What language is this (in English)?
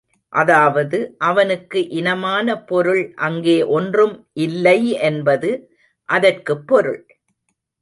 Tamil